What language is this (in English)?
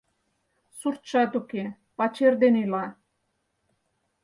Mari